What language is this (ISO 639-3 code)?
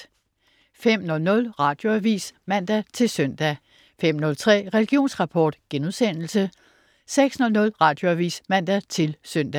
dan